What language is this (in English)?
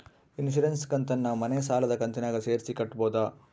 Kannada